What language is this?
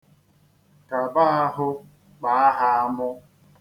Igbo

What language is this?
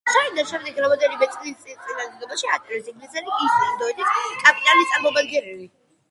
Georgian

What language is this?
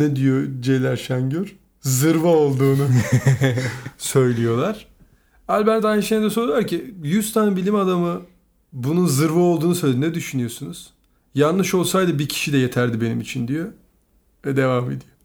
Turkish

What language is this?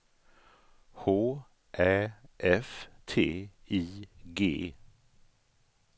Swedish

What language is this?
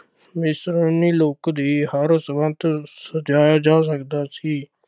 Punjabi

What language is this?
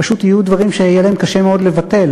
Hebrew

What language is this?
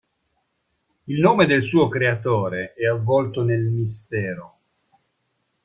Italian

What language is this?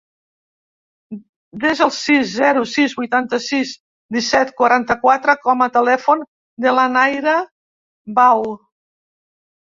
Catalan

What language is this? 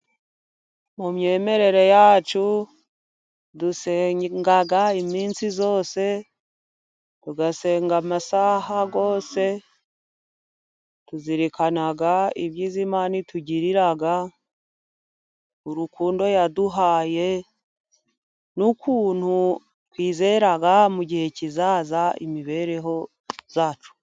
Kinyarwanda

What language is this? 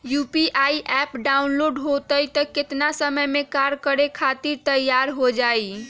Magahi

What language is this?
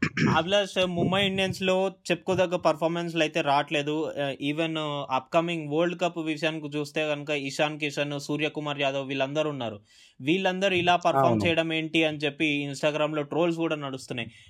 Telugu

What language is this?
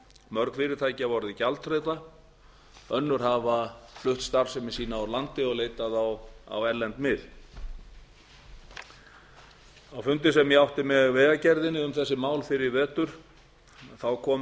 Icelandic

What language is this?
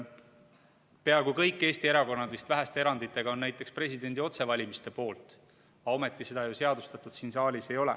Estonian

